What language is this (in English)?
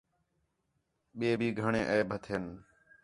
Khetrani